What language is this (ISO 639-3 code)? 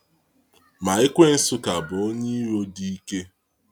ibo